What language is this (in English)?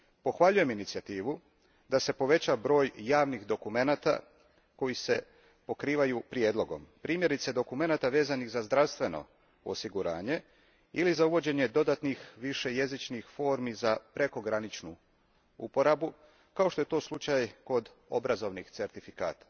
Croatian